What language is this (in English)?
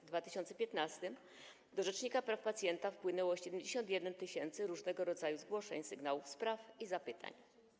Polish